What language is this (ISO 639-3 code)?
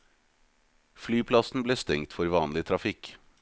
nor